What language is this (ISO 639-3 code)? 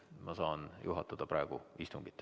est